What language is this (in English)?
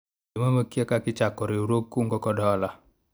Luo (Kenya and Tanzania)